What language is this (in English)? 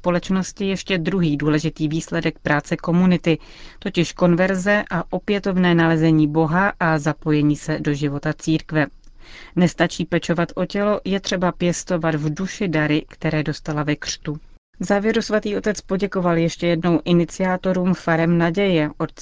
Czech